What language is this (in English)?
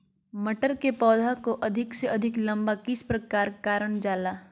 Magahi